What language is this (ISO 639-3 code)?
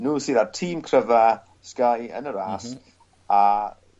cym